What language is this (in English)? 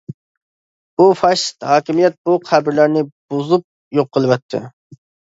Uyghur